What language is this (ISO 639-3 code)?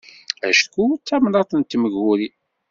kab